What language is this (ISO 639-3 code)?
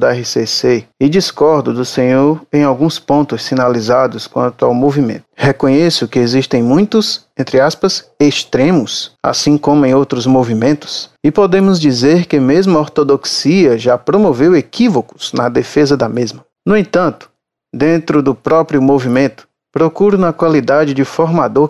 por